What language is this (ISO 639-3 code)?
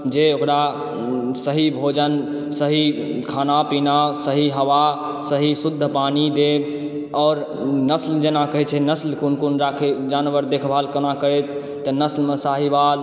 mai